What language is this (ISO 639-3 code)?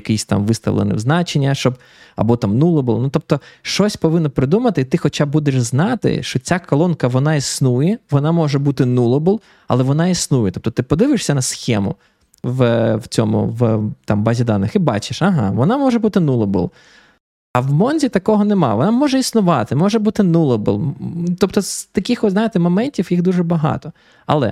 ukr